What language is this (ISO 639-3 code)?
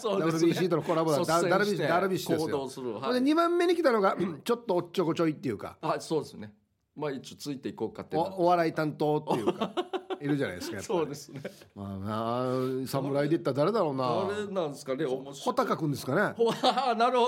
jpn